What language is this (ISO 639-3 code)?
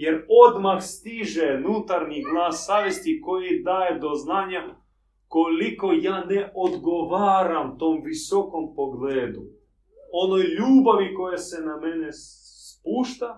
hrv